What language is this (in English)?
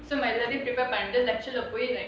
English